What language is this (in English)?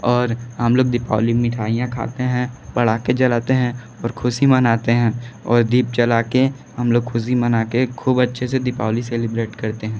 Hindi